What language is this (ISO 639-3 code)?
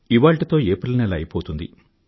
tel